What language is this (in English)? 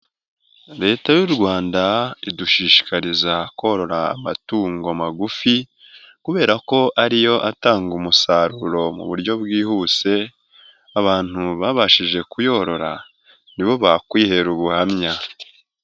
Kinyarwanda